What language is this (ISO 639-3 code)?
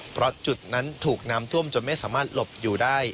tha